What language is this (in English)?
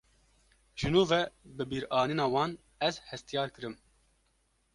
Kurdish